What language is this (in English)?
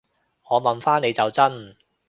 Cantonese